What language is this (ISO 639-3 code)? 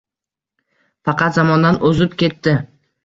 uzb